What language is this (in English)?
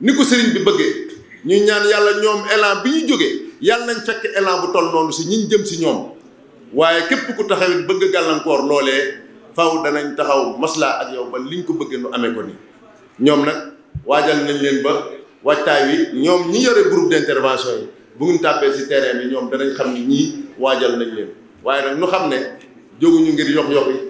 Indonesian